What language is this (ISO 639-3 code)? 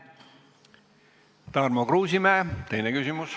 est